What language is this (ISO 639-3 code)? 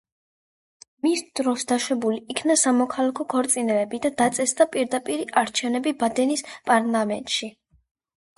kat